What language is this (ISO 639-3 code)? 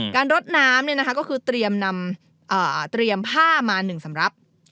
tha